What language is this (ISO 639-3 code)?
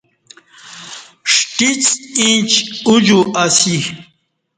bsh